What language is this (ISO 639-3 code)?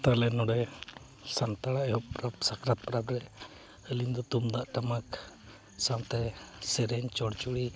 sat